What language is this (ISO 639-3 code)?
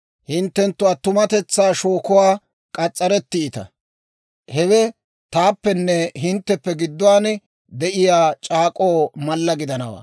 dwr